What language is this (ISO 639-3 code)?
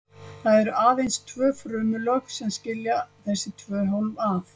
isl